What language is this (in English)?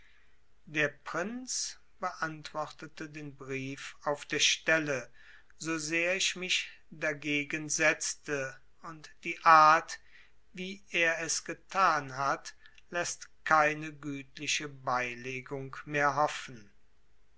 German